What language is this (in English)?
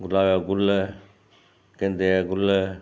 Sindhi